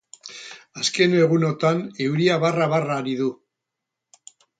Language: Basque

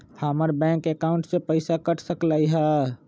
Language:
Magahi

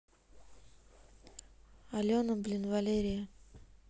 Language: Russian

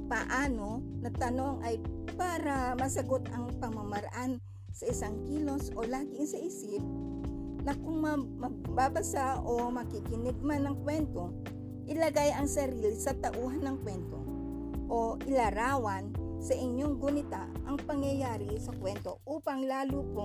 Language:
Filipino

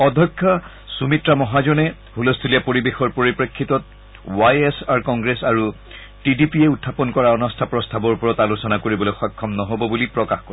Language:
Assamese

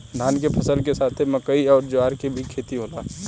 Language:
Bhojpuri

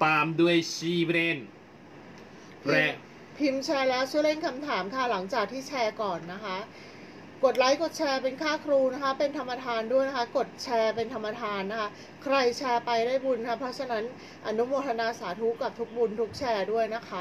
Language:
Thai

